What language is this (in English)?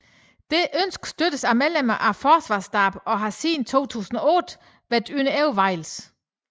Danish